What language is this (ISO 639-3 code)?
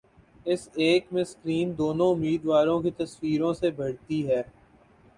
urd